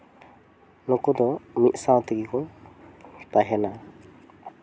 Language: Santali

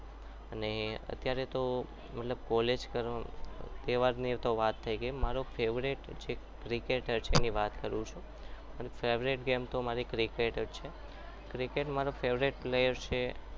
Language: Gujarati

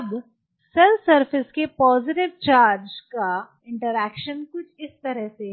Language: Hindi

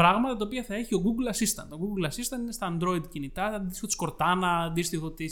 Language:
Greek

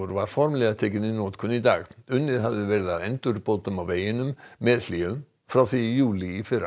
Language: Icelandic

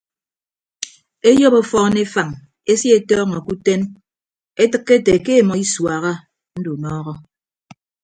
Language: Ibibio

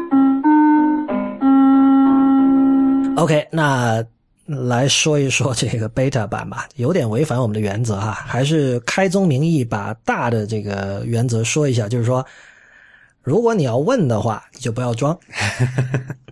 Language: Chinese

